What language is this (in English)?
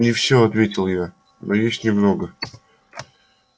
Russian